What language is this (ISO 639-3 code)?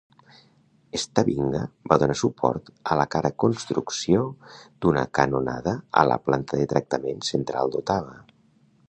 cat